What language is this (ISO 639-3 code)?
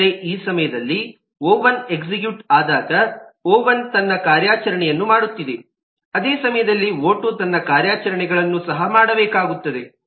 kan